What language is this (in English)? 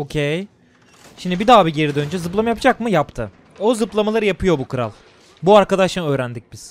Turkish